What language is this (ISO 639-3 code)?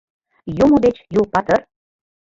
chm